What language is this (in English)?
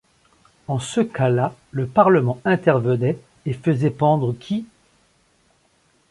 French